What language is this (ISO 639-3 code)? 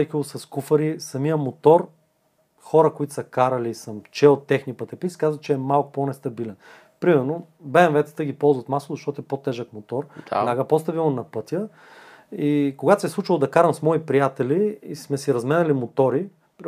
bul